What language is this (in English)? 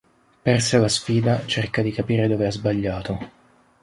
Italian